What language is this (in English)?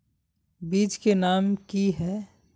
Magahi